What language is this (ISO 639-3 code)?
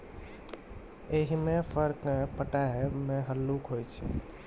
mai